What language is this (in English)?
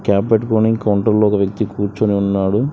Telugu